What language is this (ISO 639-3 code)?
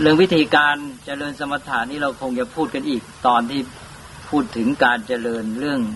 tha